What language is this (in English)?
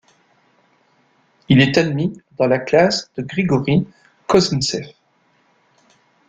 French